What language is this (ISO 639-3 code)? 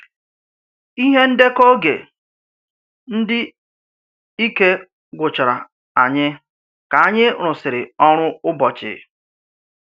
ibo